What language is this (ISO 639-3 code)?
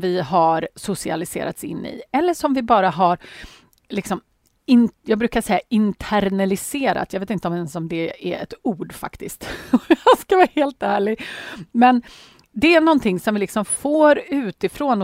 swe